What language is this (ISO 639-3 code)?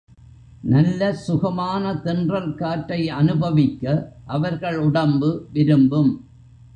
tam